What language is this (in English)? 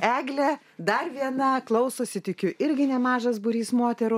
Lithuanian